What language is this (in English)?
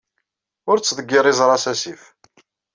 Kabyle